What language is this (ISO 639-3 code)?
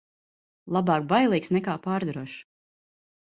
lav